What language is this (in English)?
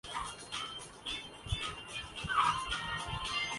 Urdu